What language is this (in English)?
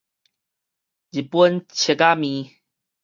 Min Nan Chinese